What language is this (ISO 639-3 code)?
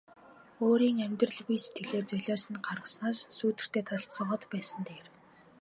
mon